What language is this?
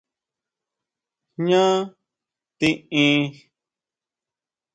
Huautla Mazatec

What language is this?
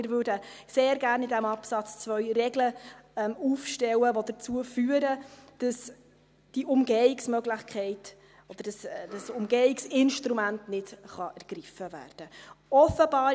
Swiss German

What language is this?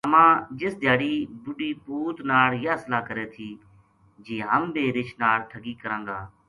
Gujari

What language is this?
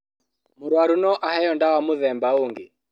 Kikuyu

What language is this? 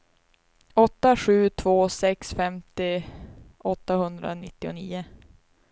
Swedish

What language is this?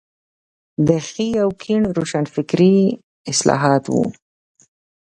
Pashto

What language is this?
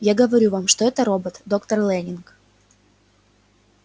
Russian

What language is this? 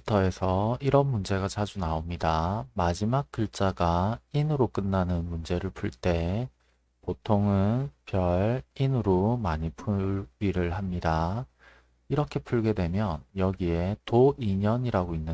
Korean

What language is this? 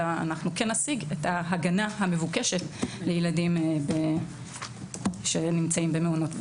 Hebrew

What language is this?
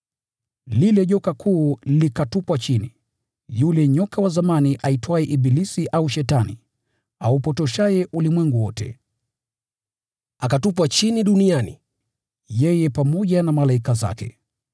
Swahili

